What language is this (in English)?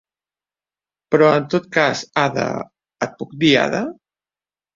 Catalan